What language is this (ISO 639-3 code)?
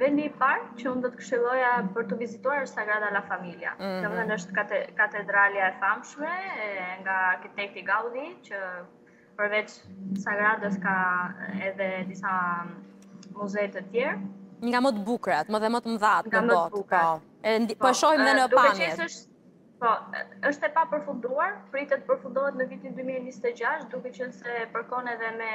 ron